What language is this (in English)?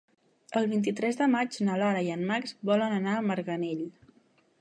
Catalan